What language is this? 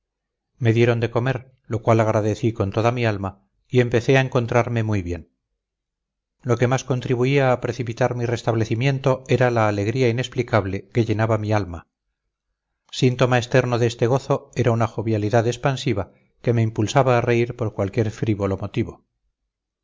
Spanish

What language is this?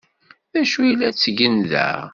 Kabyle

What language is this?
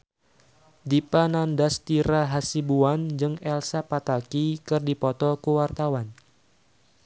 Sundanese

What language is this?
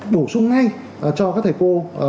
Vietnamese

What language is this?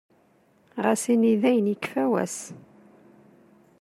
Kabyle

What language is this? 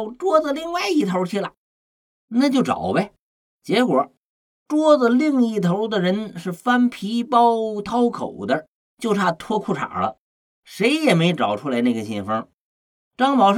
Chinese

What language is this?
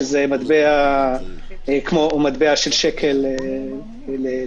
Hebrew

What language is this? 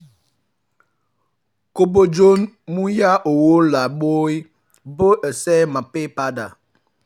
Yoruba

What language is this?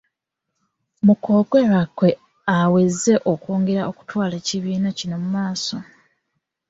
Ganda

